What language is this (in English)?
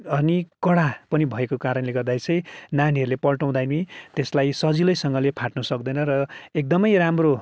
Nepali